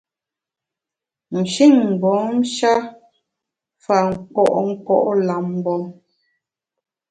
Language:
Bamun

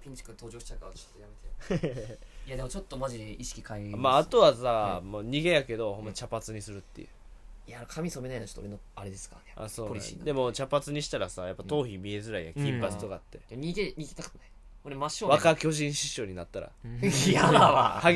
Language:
Japanese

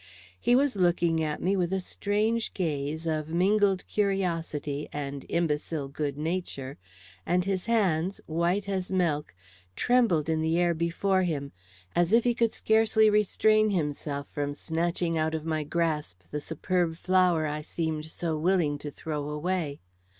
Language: English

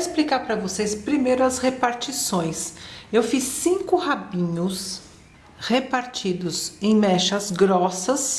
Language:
Portuguese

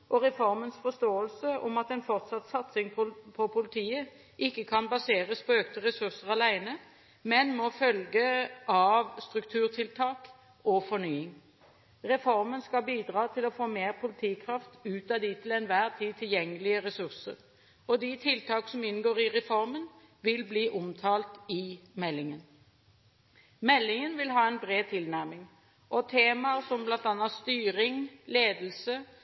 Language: Norwegian Bokmål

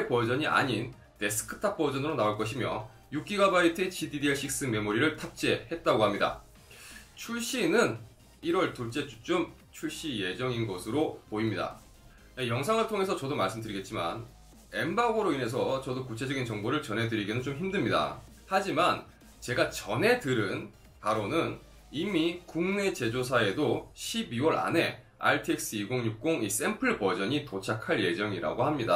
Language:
Korean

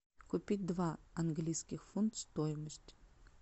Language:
Russian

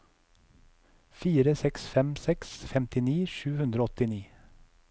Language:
Norwegian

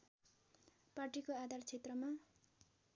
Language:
Nepali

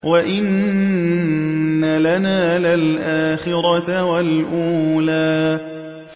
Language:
Arabic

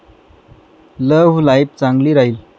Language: Marathi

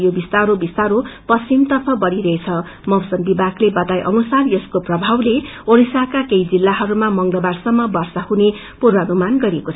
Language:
Nepali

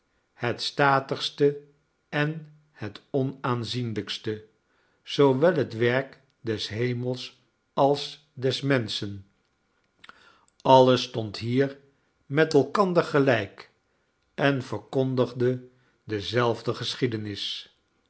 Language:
Dutch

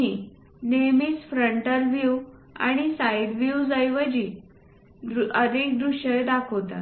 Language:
Marathi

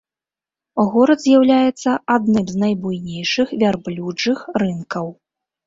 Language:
Belarusian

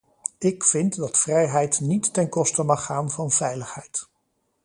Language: Dutch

